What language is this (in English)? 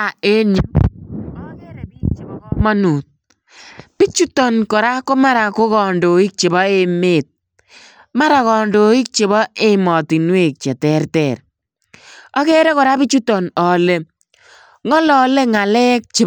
Kalenjin